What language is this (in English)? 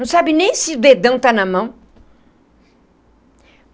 Portuguese